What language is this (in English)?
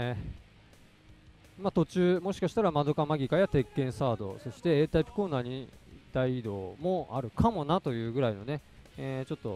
Japanese